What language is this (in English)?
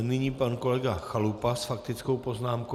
Czech